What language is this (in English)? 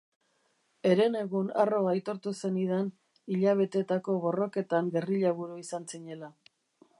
Basque